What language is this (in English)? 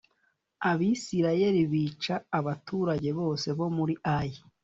Kinyarwanda